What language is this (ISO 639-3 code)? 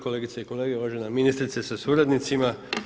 hrv